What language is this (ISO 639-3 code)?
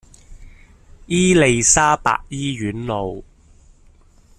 yue